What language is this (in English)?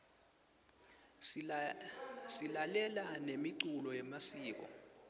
Swati